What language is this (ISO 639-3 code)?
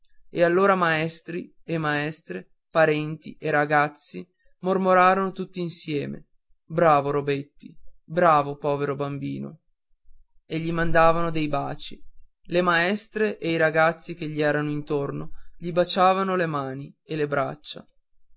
ita